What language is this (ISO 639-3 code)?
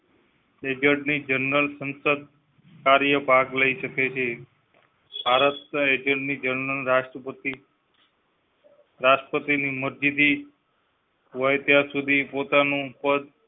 guj